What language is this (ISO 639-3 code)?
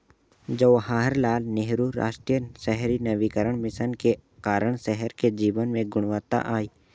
hin